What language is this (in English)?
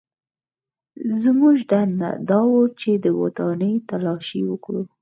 Pashto